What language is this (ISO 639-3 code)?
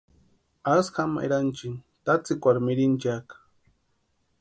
pua